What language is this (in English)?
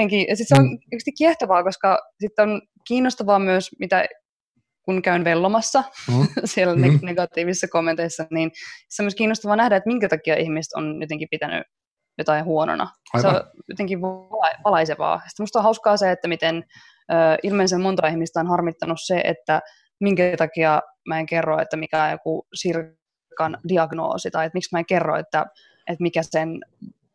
Finnish